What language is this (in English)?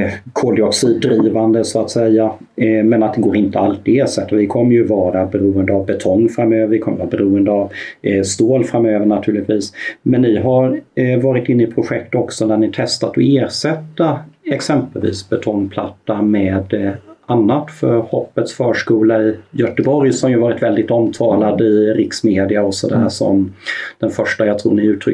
Swedish